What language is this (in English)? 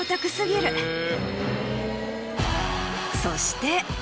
Japanese